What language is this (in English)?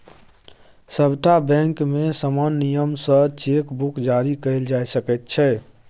Maithili